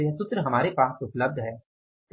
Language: Hindi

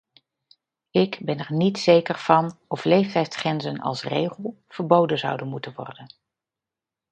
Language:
Dutch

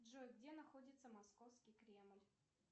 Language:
Russian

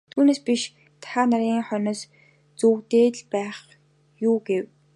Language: Mongolian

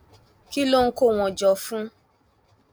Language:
Yoruba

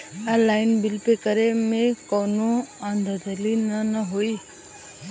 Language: Bhojpuri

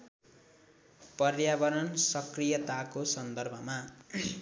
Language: Nepali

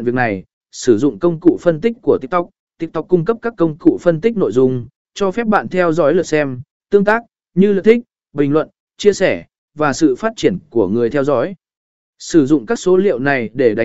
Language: Vietnamese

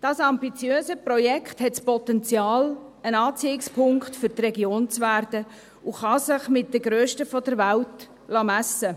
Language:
Swiss German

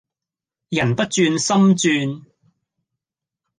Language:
Cantonese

